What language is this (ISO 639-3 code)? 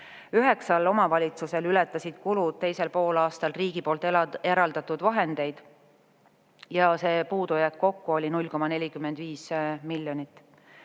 est